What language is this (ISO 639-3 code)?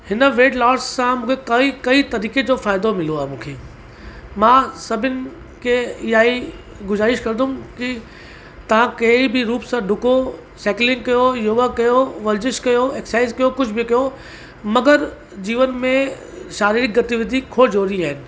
snd